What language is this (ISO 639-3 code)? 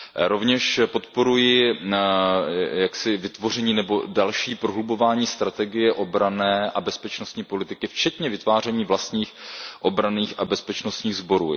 ces